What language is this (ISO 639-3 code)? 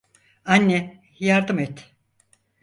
tur